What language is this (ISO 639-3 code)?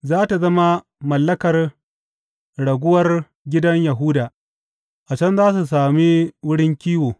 hau